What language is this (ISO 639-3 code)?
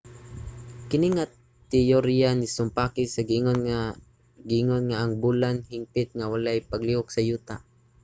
ceb